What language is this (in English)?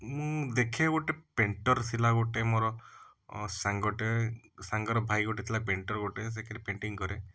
Odia